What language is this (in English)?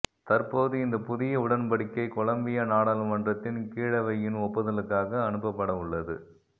Tamil